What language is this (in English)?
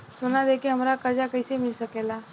Bhojpuri